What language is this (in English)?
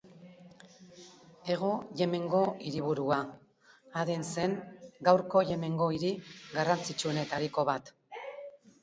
Basque